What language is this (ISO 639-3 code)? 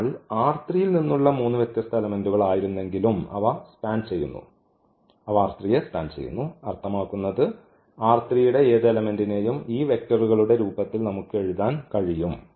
mal